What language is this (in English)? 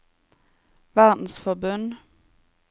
Norwegian